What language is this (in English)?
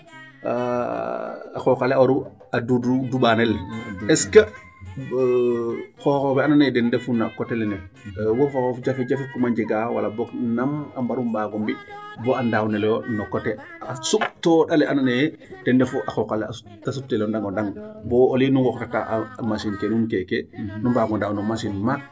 Serer